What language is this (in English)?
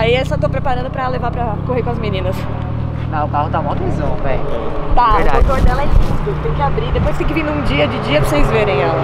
Portuguese